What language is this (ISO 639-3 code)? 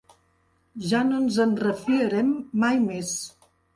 cat